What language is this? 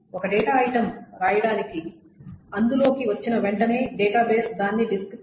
Telugu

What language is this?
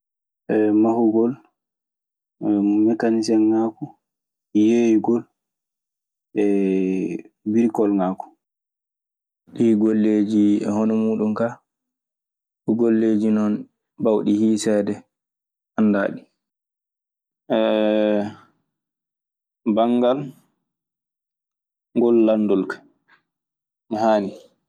Maasina Fulfulde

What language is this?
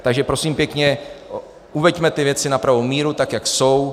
Czech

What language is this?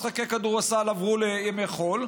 Hebrew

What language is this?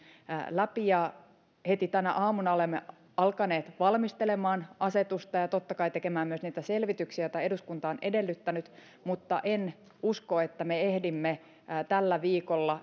Finnish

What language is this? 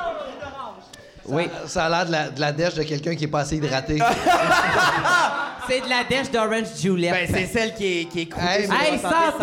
French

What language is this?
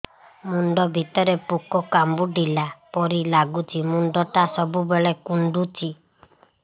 Odia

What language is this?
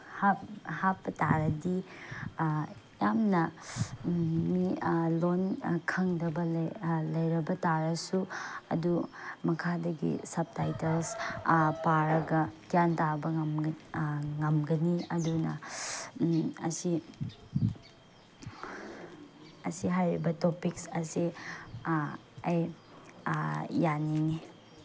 Manipuri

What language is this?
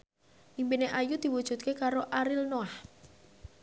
Javanese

